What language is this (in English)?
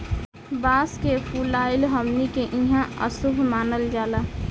Bhojpuri